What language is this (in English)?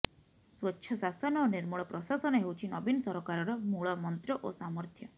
Odia